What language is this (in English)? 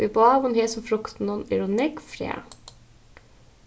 Faroese